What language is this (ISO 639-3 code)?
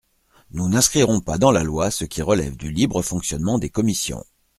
fra